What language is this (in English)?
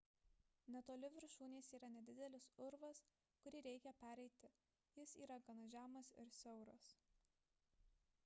Lithuanian